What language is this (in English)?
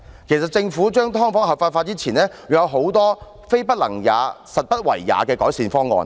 Cantonese